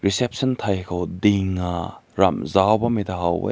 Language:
Rongmei Naga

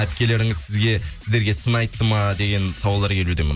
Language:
Kazakh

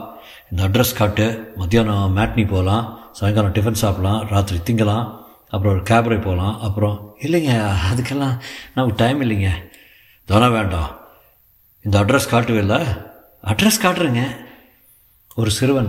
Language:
Tamil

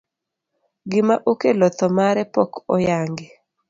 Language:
Luo (Kenya and Tanzania)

